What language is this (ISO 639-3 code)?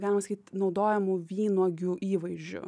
lit